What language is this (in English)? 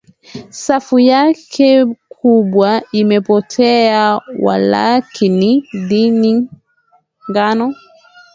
Swahili